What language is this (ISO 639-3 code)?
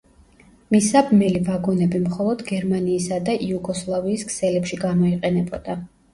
kat